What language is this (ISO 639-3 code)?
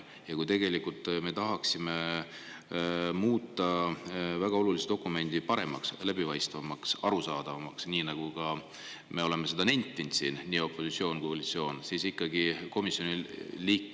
est